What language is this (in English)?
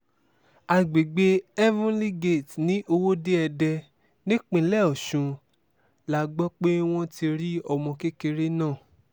Yoruba